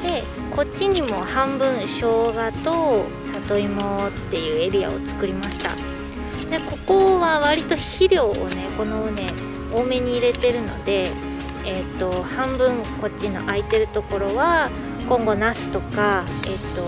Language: Japanese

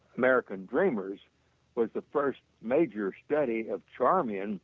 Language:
English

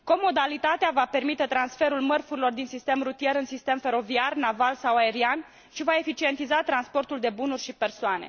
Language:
Romanian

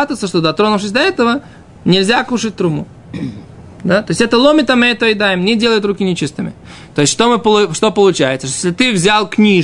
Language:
Russian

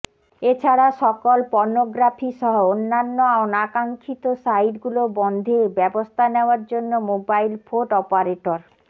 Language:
Bangla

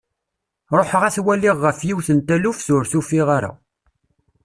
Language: Kabyle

